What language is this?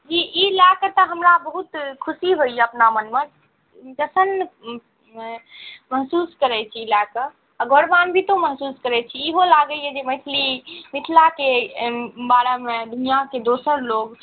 Maithili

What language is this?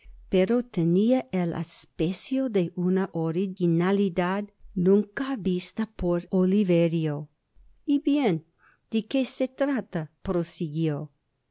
Spanish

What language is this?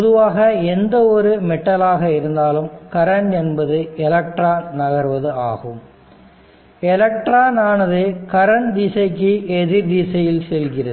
Tamil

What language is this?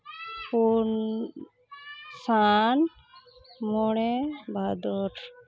Santali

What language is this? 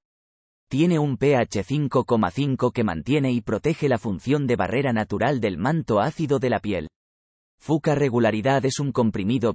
Spanish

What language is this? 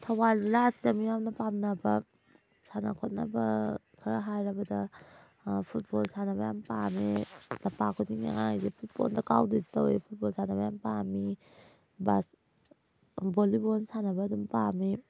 Manipuri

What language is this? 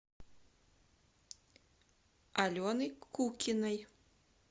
Russian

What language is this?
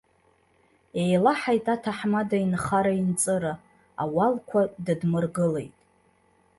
Abkhazian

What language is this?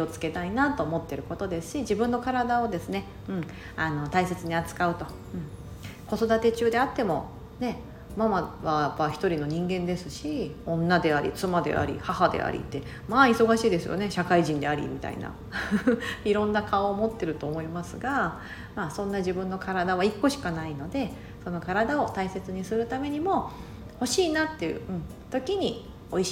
Japanese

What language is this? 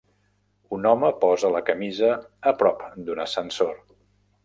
Catalan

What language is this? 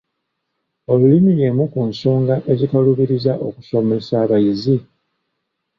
Ganda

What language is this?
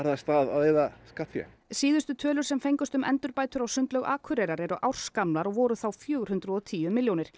Icelandic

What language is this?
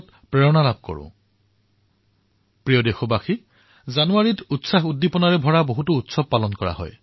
Assamese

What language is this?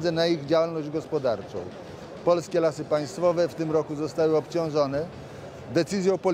Polish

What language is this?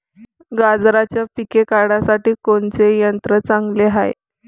Marathi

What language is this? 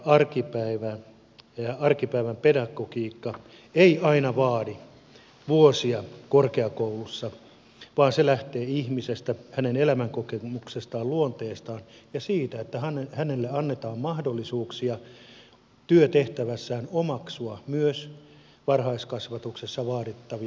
Finnish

